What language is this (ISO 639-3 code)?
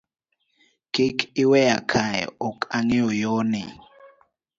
luo